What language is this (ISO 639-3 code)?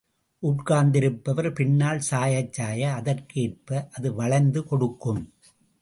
tam